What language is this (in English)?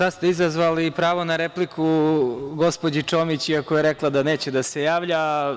Serbian